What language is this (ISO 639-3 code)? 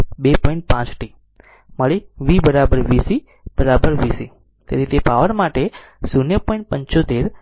guj